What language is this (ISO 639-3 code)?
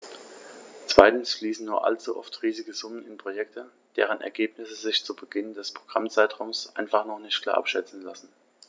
deu